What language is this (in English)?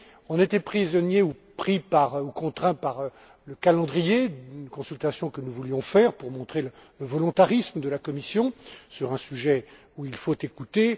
French